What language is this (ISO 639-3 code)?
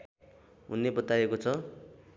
nep